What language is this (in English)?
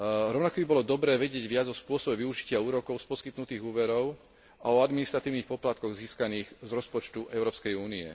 Slovak